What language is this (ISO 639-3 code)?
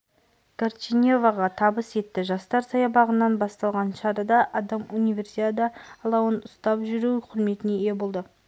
kaz